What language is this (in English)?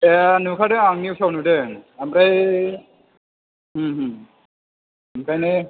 Bodo